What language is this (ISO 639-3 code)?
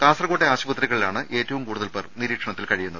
mal